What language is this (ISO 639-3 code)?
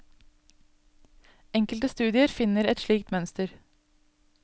nor